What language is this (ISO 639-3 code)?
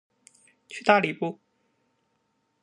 zho